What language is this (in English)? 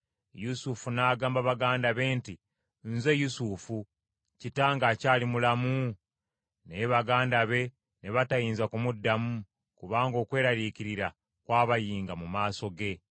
Ganda